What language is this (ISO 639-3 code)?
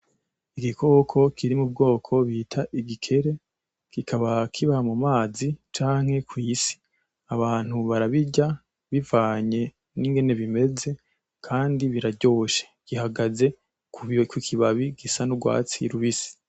run